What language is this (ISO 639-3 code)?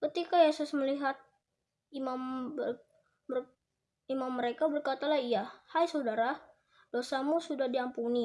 ind